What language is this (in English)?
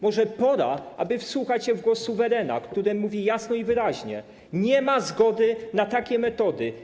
Polish